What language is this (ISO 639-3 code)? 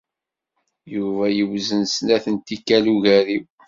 kab